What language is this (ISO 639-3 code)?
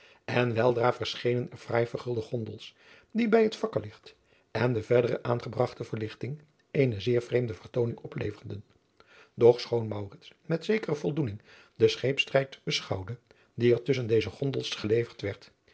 nld